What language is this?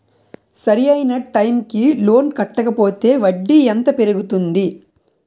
Telugu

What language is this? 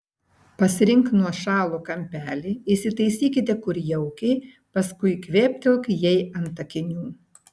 Lithuanian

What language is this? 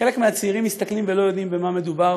Hebrew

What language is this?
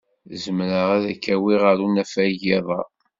Kabyle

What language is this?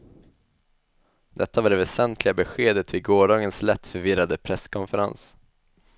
Swedish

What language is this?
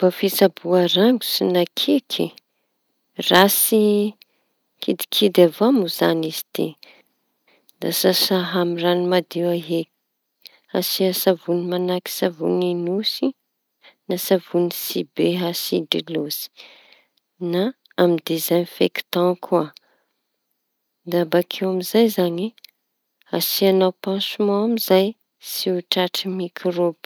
Tanosy Malagasy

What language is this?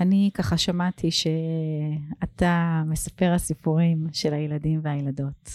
Hebrew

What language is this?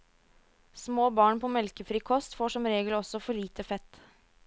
Norwegian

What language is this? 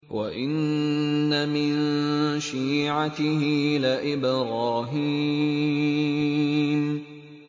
Arabic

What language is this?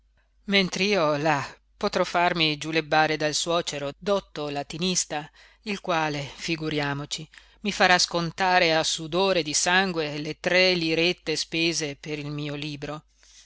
Italian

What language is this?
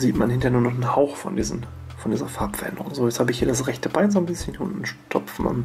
German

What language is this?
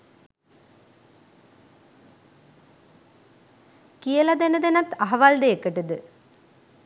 Sinhala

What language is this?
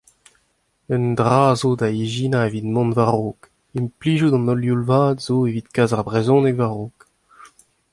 Breton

